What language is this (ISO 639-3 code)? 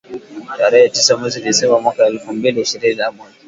swa